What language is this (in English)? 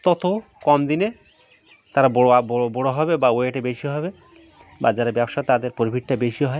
Bangla